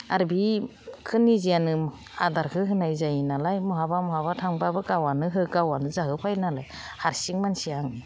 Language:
Bodo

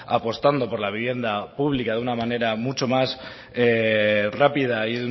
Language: Spanish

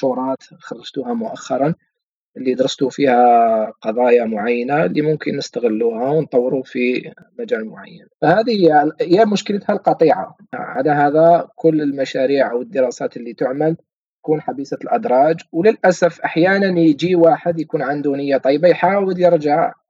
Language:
Arabic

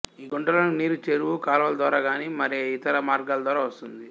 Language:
Telugu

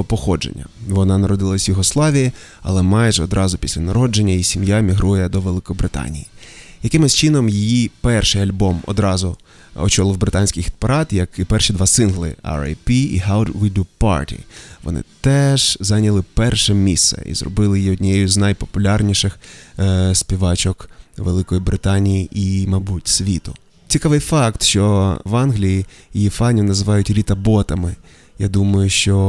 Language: Ukrainian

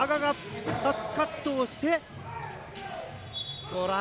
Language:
Japanese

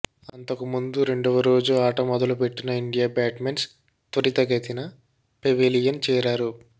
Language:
Telugu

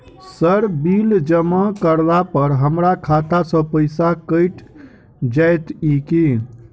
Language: Maithili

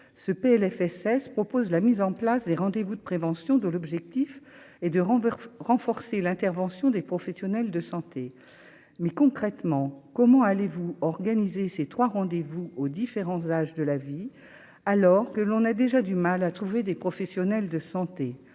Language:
French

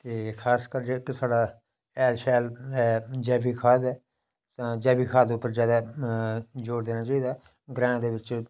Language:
Dogri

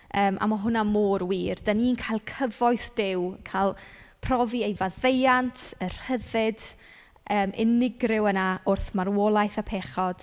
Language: Welsh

